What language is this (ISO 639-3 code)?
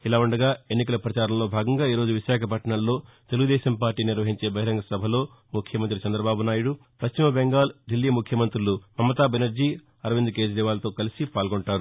tel